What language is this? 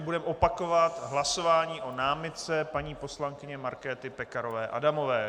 Czech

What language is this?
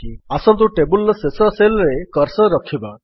Odia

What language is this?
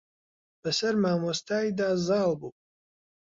Central Kurdish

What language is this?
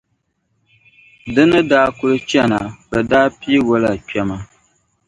Dagbani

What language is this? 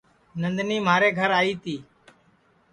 Sansi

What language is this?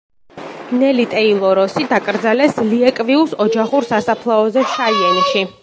Georgian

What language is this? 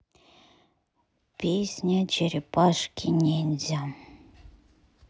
Russian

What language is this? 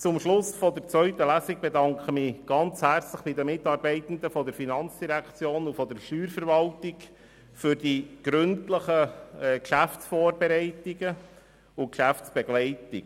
Swiss German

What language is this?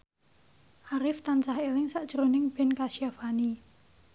Javanese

